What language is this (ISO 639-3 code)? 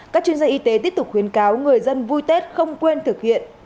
vie